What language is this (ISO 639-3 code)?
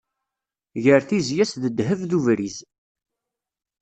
kab